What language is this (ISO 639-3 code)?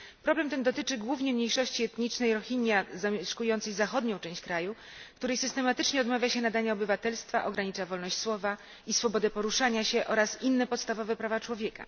pol